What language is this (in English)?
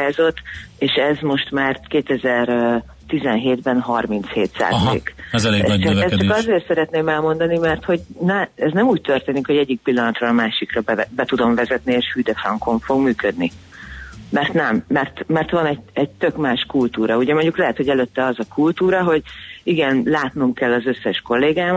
Hungarian